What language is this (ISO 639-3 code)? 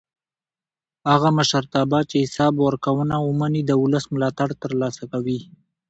pus